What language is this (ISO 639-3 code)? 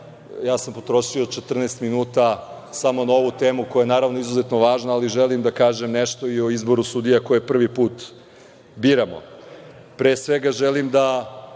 srp